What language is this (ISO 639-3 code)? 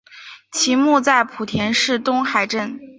zho